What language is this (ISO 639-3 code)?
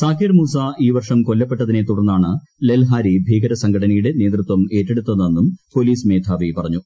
mal